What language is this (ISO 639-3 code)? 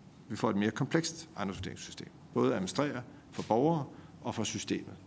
dan